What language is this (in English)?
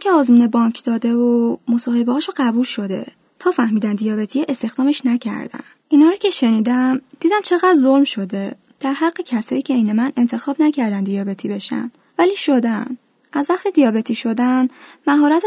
Persian